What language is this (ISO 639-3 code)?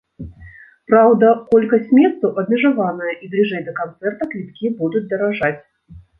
bel